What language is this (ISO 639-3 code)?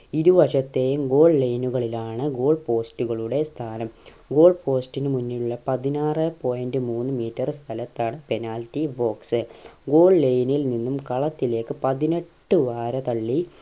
mal